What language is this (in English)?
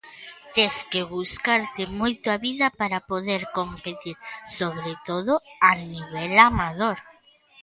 Galician